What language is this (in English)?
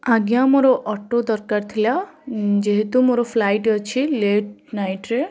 Odia